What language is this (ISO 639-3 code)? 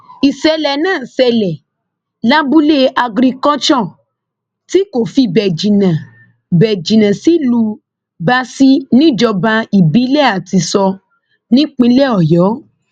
yor